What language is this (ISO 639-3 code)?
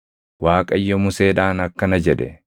orm